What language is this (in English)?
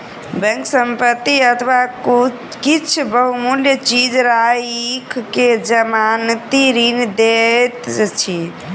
Maithili